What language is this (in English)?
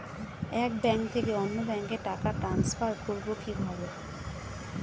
Bangla